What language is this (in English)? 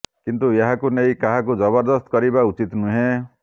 Odia